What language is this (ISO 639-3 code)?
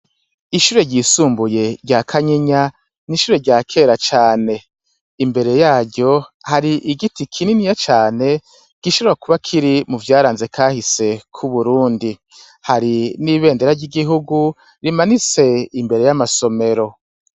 run